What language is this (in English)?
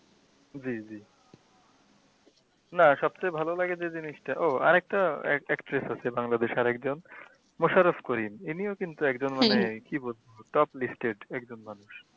Bangla